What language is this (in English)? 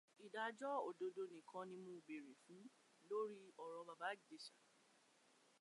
Yoruba